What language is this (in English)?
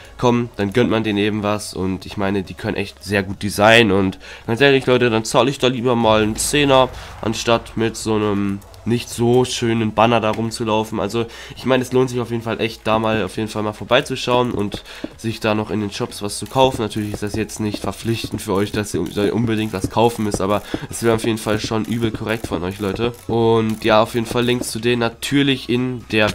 German